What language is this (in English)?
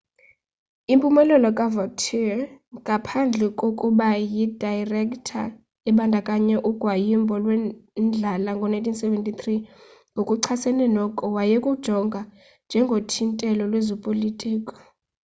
Xhosa